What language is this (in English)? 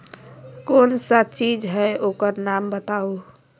Magahi